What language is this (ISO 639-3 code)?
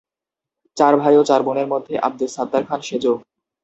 ben